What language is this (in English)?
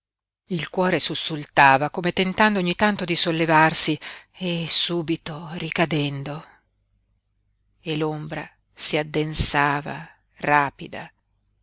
Italian